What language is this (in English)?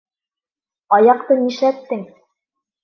Bashkir